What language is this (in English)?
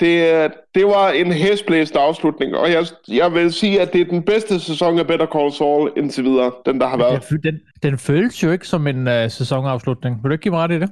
Danish